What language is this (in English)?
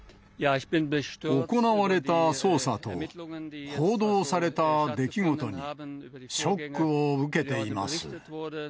Japanese